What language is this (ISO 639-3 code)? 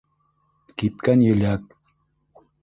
bak